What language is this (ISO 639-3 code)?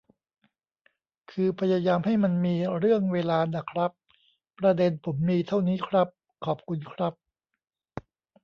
tha